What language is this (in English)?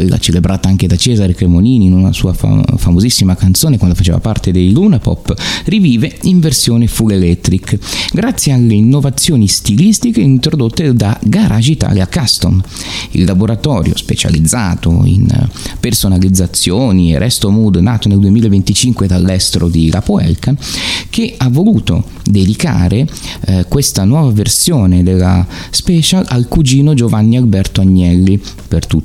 Italian